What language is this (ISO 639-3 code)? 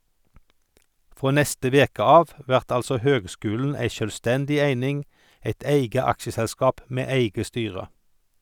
nor